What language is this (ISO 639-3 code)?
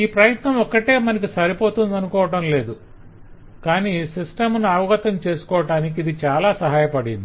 tel